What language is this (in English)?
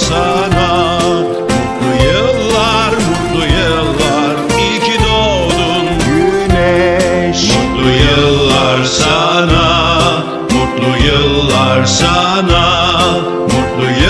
Romanian